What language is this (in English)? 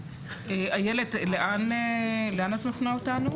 Hebrew